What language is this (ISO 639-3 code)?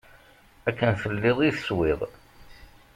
kab